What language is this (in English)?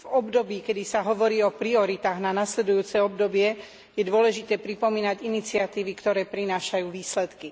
Slovak